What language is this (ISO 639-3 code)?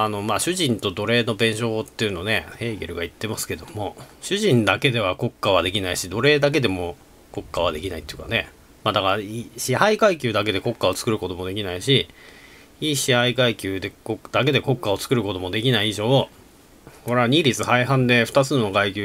jpn